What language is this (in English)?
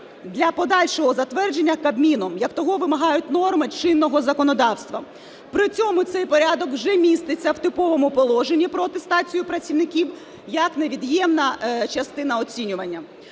Ukrainian